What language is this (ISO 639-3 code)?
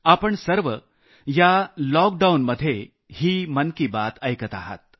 mar